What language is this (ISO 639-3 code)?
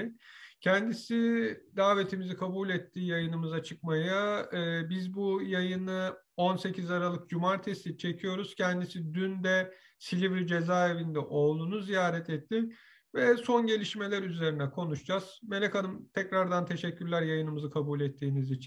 tur